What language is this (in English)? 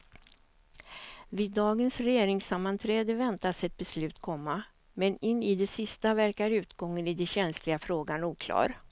Swedish